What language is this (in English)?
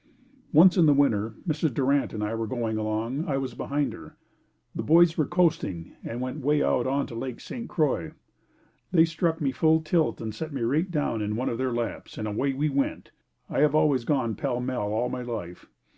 English